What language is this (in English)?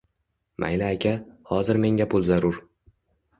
Uzbek